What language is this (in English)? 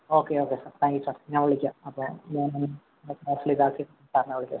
Malayalam